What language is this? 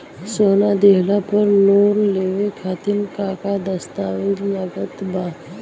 Bhojpuri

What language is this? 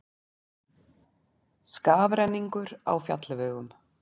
Icelandic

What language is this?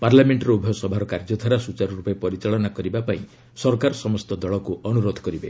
Odia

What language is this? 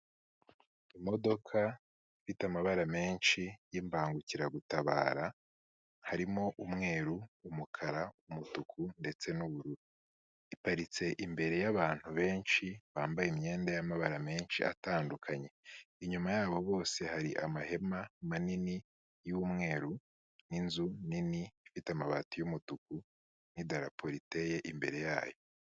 Kinyarwanda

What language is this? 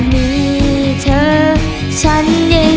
Thai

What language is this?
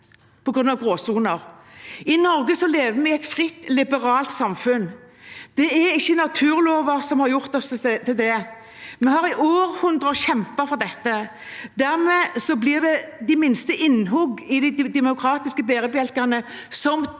Norwegian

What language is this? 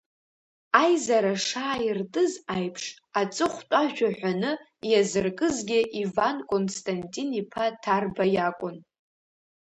Abkhazian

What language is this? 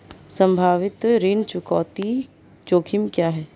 Hindi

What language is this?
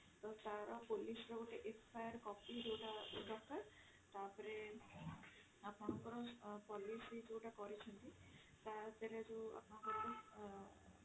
Odia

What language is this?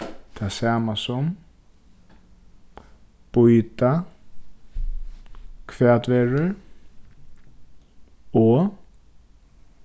Faroese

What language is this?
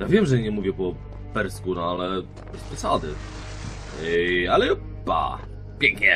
Polish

